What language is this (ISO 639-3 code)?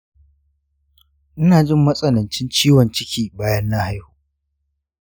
hau